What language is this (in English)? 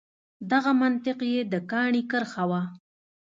Pashto